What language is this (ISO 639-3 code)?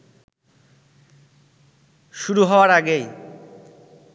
ben